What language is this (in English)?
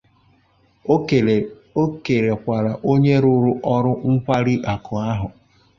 Igbo